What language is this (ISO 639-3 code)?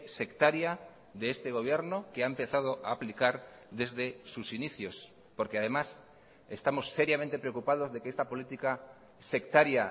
spa